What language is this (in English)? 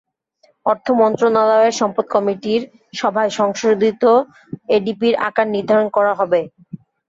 Bangla